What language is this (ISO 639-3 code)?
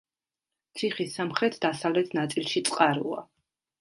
kat